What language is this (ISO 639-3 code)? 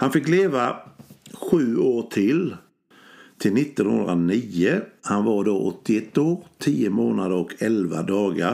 swe